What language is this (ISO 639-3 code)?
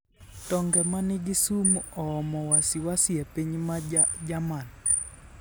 luo